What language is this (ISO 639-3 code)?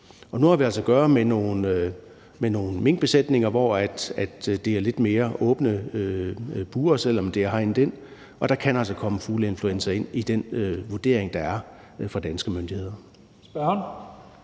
dan